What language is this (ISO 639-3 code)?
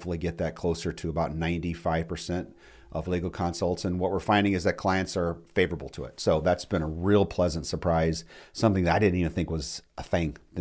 eng